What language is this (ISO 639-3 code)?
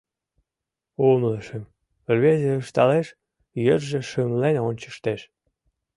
chm